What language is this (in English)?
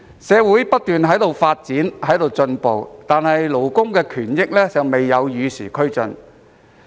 Cantonese